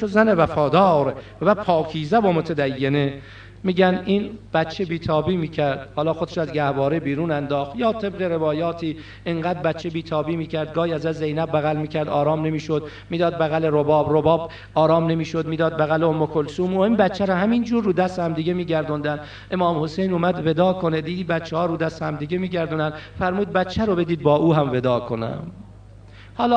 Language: Persian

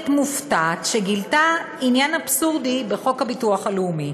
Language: Hebrew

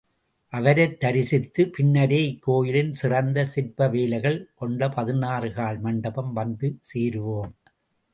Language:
Tamil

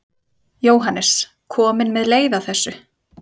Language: Icelandic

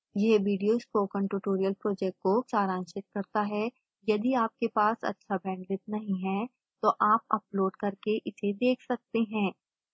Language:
Hindi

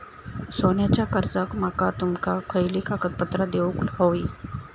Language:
Marathi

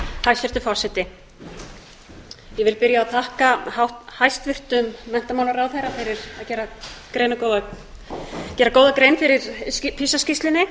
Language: Icelandic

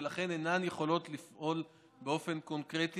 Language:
Hebrew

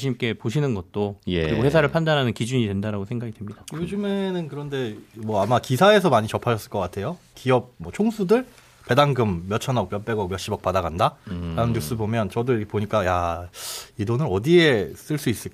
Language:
Korean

